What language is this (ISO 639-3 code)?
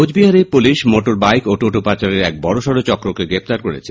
ben